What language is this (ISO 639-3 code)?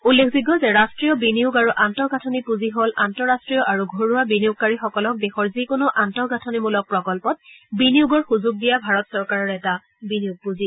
asm